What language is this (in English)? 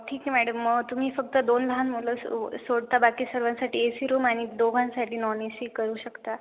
Marathi